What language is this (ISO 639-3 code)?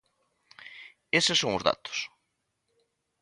glg